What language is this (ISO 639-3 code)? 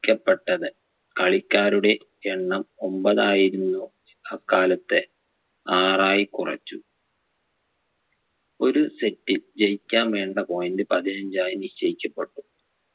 mal